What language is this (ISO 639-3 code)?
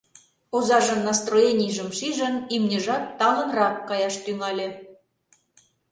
chm